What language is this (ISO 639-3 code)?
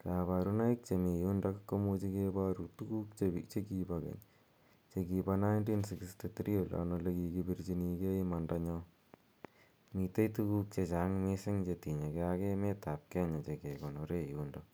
kln